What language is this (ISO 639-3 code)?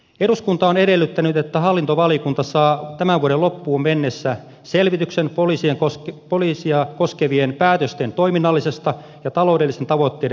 fin